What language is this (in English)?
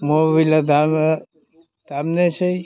Bodo